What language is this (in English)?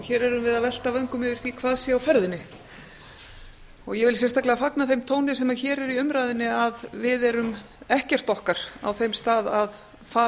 Icelandic